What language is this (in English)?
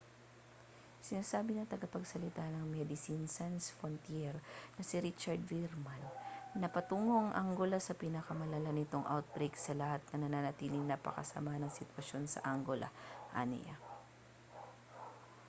Filipino